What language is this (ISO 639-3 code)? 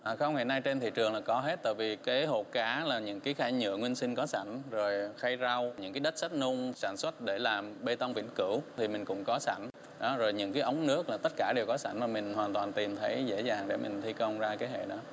vie